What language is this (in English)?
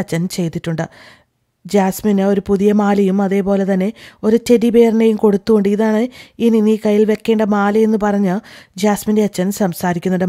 Malayalam